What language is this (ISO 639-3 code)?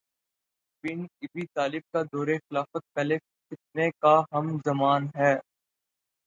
urd